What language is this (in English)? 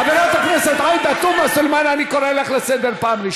Hebrew